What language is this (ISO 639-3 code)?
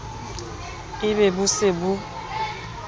sot